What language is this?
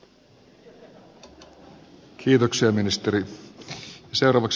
Finnish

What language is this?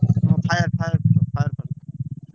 Odia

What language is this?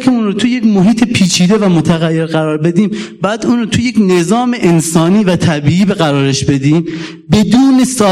Persian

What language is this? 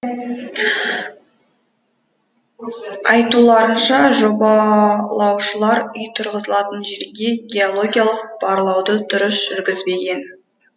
Kazakh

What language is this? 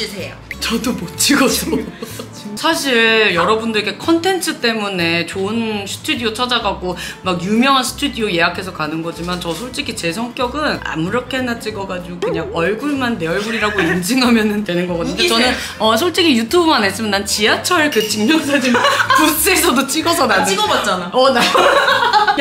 Korean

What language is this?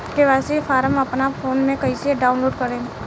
Bhojpuri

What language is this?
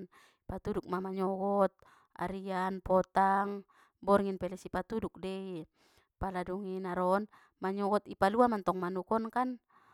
Batak Mandailing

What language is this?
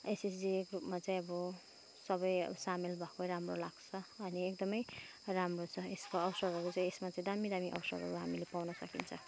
Nepali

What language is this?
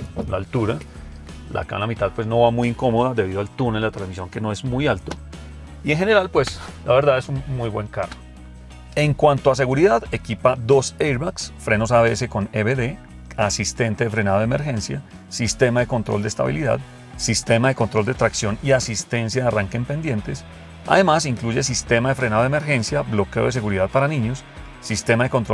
Spanish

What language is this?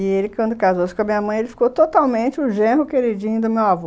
Portuguese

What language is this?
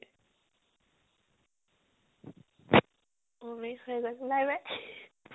Assamese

